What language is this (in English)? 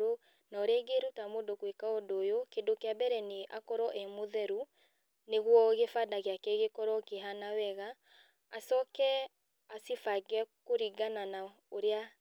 Kikuyu